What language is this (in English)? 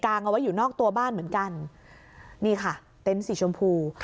Thai